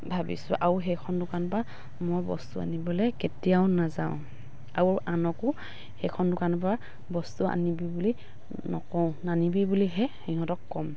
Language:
Assamese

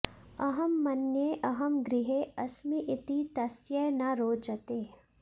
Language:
Sanskrit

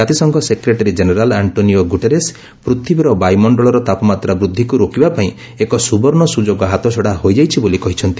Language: Odia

